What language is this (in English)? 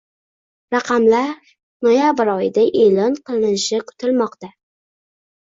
Uzbek